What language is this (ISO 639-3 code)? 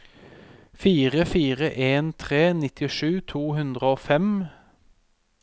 nor